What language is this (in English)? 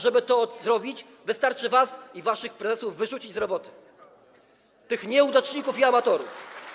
Polish